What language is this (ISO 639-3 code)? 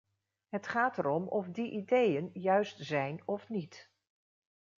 nld